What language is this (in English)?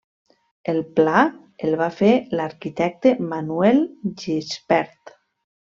Catalan